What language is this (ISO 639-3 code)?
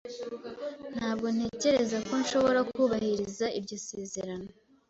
kin